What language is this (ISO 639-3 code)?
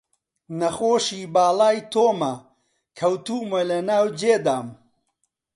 ckb